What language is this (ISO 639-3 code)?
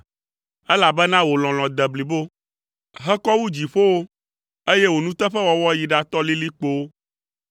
ewe